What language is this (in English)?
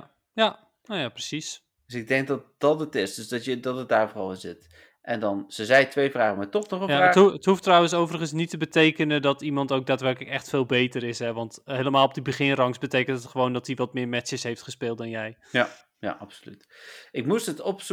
Dutch